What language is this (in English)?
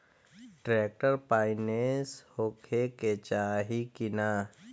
Bhojpuri